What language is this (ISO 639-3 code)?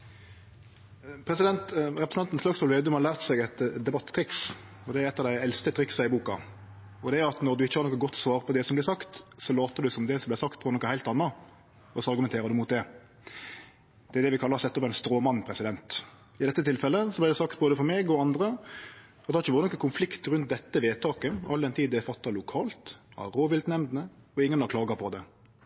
nno